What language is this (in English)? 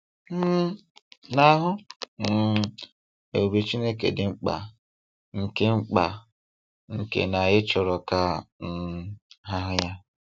Igbo